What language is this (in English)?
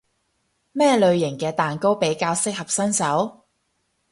Cantonese